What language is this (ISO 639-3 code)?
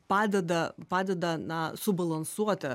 lit